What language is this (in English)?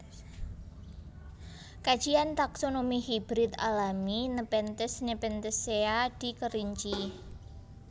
Javanese